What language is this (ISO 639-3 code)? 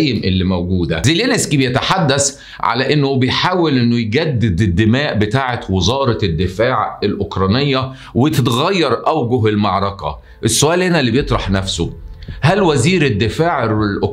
ara